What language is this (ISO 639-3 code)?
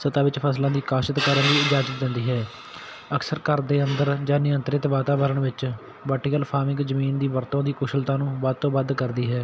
pan